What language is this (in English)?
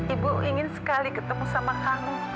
Indonesian